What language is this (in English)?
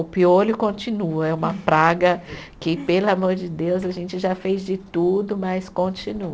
Portuguese